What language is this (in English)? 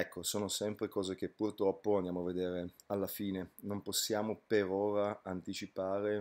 Italian